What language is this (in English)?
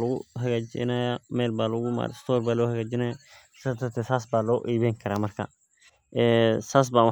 Somali